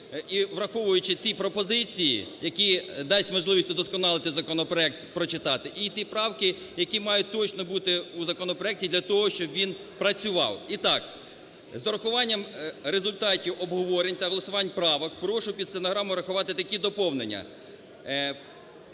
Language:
Ukrainian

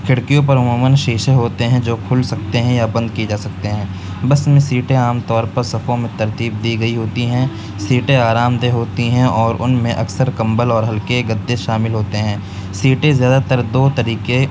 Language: Urdu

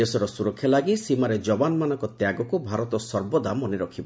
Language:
Odia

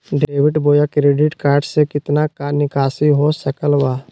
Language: Magahi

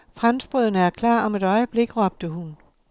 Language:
Danish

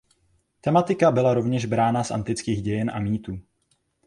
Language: Czech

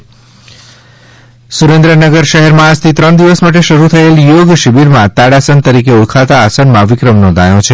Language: Gujarati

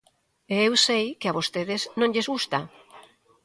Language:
Galician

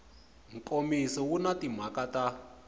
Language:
Tsonga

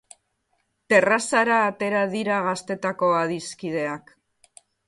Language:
Basque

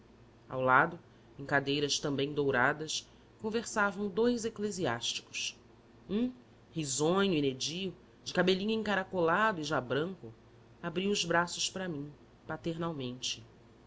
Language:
Portuguese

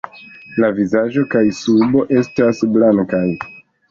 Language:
Esperanto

